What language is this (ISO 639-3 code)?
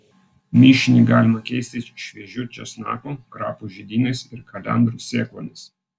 lit